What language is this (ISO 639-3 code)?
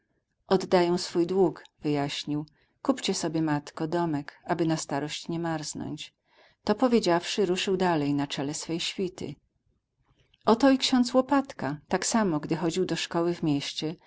pol